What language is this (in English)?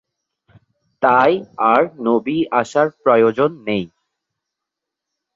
Bangla